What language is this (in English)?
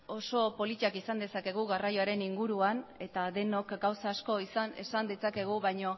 Basque